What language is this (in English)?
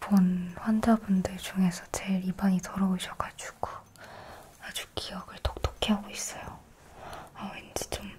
Korean